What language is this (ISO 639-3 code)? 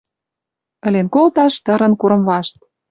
mrj